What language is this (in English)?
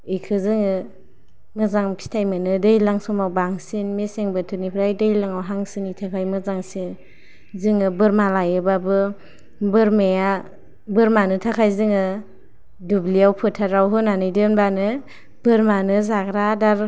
Bodo